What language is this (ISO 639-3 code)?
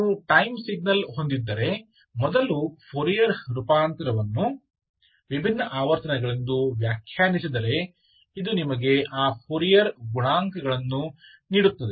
kan